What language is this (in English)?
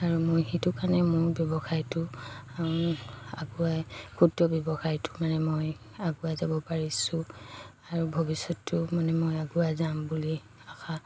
Assamese